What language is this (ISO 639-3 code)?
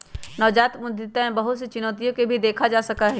mag